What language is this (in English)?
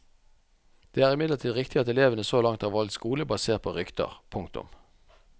Norwegian